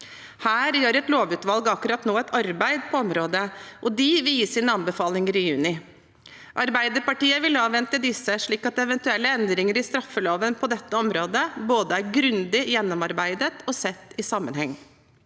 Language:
Norwegian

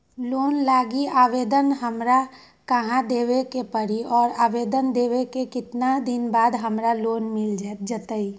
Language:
Magahi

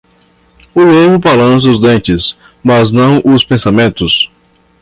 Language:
Portuguese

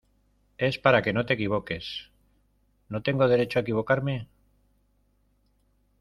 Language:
Spanish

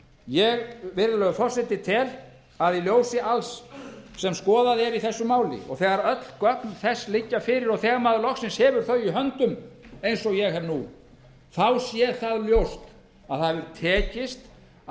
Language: Icelandic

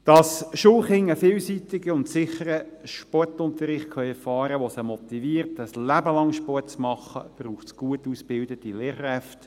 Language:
Swiss German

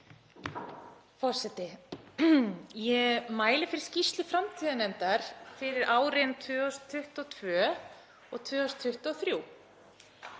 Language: Icelandic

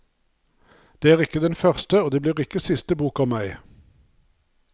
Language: Norwegian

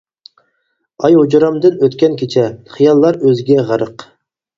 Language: Uyghur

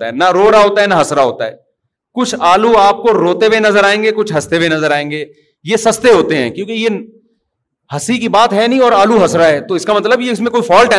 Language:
Urdu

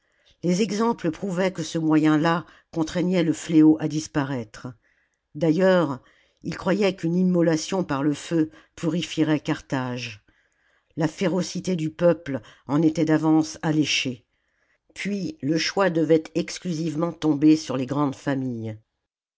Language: French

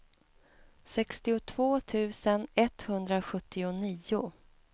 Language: Swedish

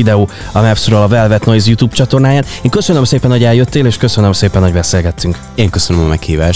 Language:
Hungarian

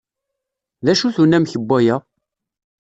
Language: Kabyle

